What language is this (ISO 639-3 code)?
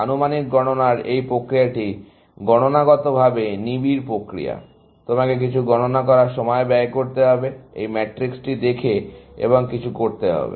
ben